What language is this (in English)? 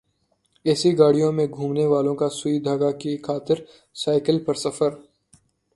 Urdu